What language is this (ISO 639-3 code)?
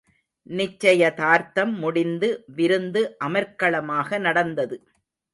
tam